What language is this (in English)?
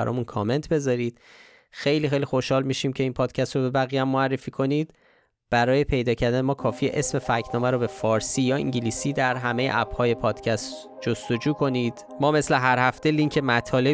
Persian